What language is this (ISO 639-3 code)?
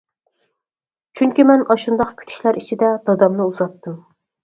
uig